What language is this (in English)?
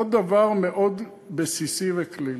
Hebrew